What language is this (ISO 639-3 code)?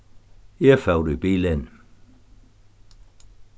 fao